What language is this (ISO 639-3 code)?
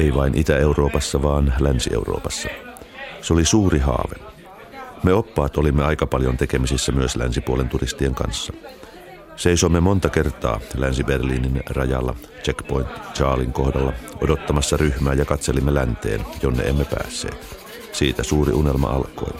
fin